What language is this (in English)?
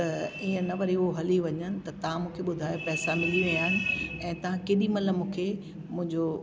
Sindhi